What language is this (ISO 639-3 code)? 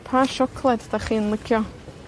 cym